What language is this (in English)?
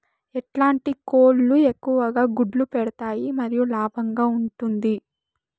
Telugu